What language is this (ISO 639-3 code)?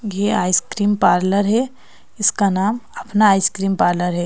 hin